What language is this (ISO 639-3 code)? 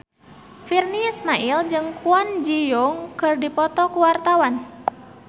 sun